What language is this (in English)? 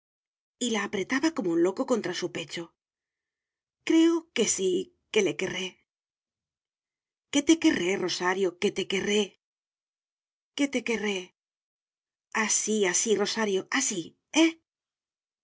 Spanish